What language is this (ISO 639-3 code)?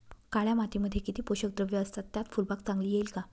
mar